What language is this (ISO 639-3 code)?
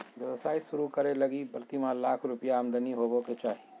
mag